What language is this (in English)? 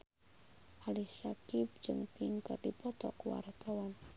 Sundanese